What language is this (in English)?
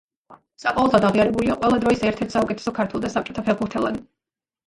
Georgian